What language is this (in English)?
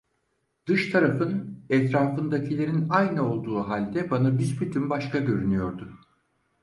Turkish